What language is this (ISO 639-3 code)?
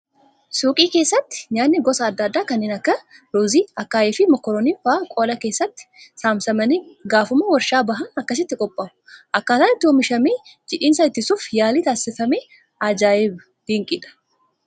orm